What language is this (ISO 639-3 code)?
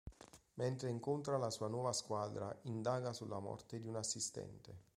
ita